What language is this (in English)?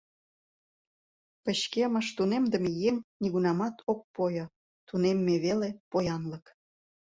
Mari